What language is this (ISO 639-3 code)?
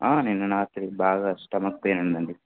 tel